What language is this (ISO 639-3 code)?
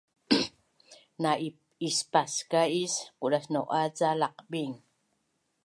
bnn